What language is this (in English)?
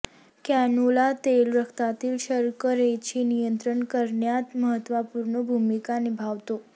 Marathi